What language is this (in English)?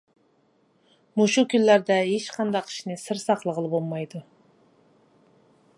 Uyghur